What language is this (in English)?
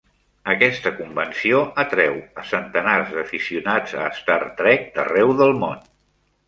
Catalan